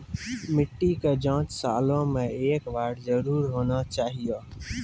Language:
Maithili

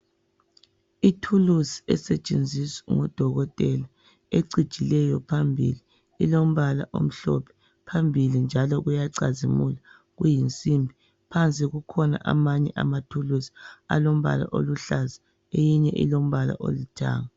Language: North Ndebele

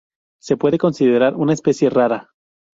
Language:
Spanish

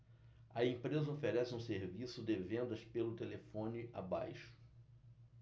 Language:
Portuguese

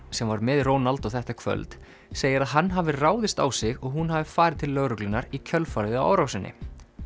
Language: Icelandic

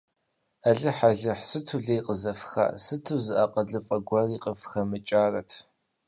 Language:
Kabardian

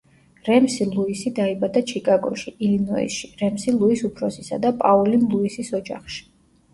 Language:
Georgian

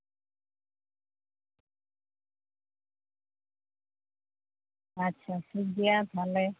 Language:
Santali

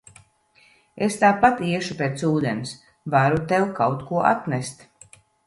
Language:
Latvian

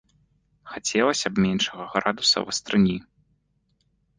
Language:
Belarusian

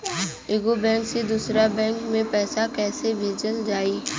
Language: Bhojpuri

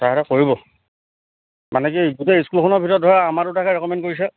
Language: Assamese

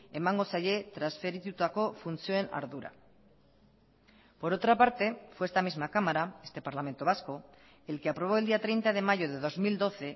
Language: Spanish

